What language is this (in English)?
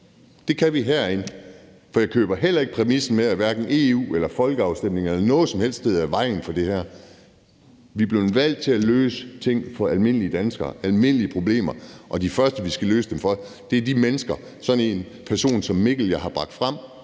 Danish